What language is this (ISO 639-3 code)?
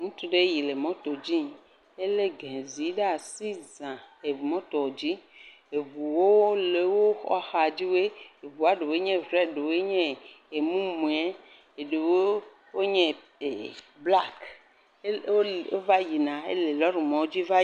ewe